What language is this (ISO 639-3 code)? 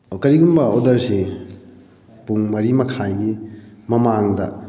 mni